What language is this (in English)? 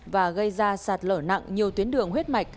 Vietnamese